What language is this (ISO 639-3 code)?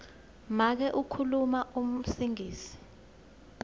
ssw